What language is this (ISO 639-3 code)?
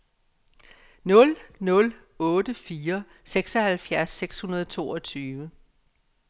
dan